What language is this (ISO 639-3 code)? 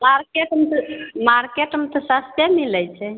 mai